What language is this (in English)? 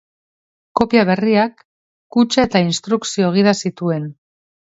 Basque